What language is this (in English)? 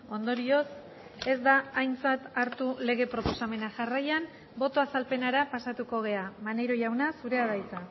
Basque